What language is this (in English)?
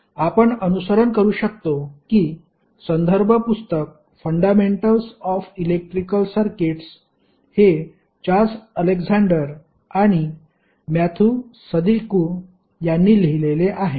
Marathi